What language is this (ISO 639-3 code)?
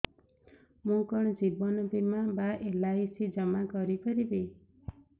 ori